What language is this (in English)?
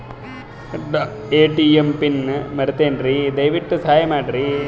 Kannada